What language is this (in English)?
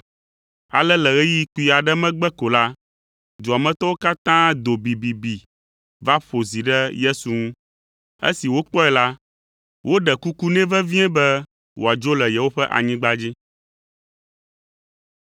Ewe